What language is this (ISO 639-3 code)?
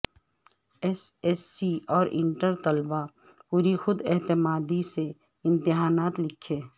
urd